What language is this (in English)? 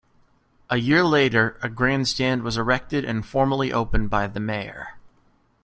English